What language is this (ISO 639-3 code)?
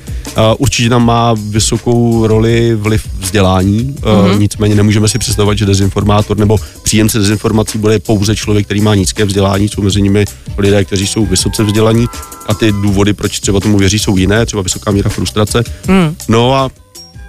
ces